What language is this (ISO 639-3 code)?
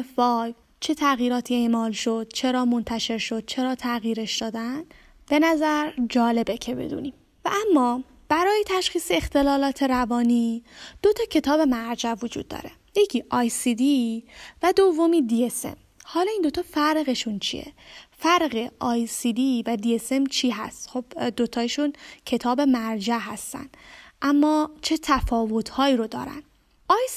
fas